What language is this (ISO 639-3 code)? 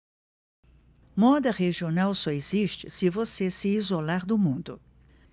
por